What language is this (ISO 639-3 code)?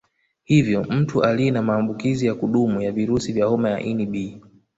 swa